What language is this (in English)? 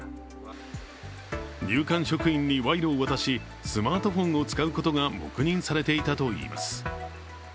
Japanese